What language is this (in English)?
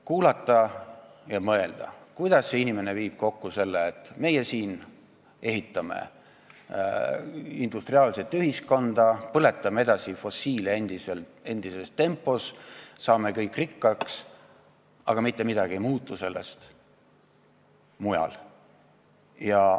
Estonian